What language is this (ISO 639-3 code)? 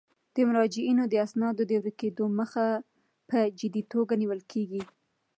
pus